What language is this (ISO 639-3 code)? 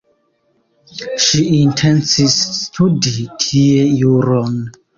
epo